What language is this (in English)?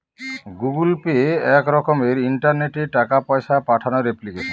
Bangla